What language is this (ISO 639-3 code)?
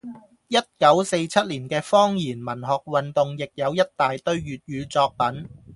yue